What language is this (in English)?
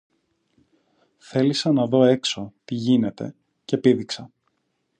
Greek